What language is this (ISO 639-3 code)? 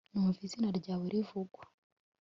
kin